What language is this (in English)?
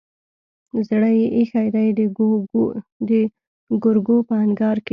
Pashto